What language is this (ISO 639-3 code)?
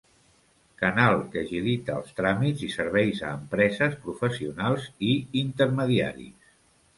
cat